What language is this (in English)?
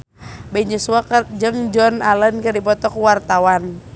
Sundanese